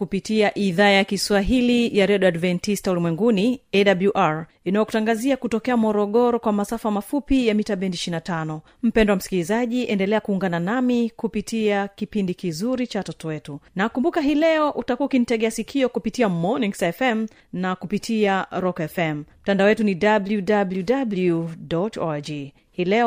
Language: Swahili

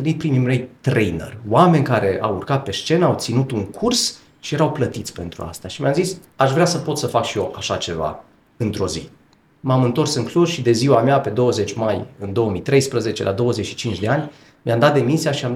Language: Romanian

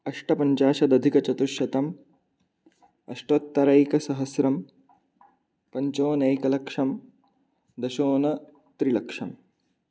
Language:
Sanskrit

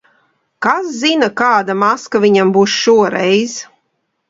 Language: Latvian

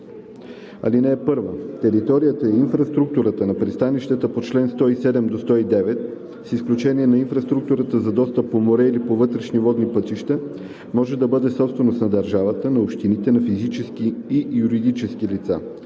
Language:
Bulgarian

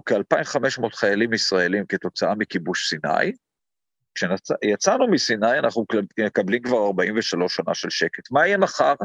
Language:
Hebrew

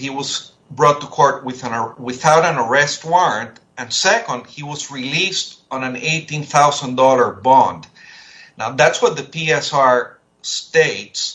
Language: English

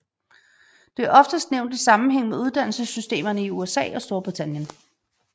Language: Danish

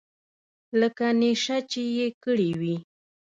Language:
Pashto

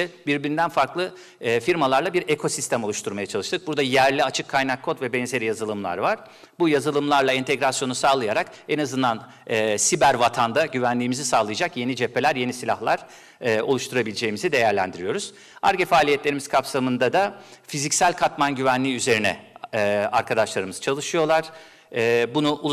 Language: Turkish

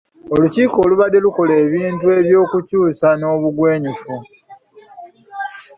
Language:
Ganda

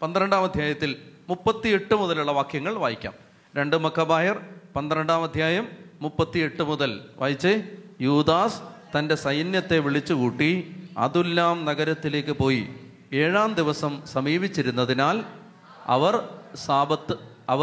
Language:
Malayalam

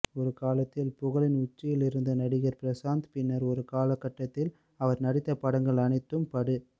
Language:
Tamil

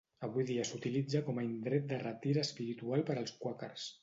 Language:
Catalan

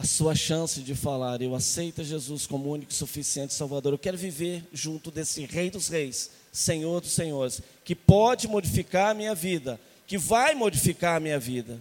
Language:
Portuguese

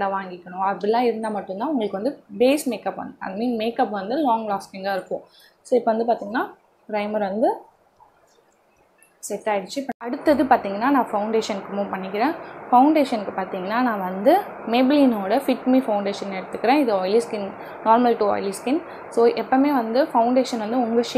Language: Hindi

